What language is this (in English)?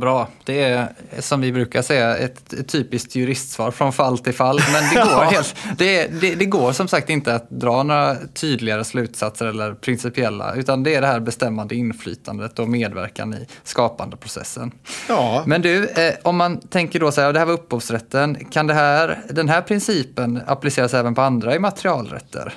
Swedish